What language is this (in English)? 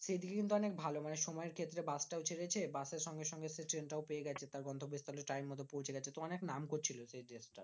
Bangla